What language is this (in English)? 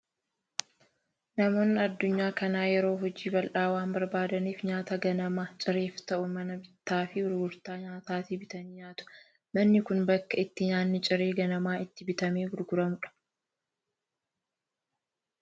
Oromo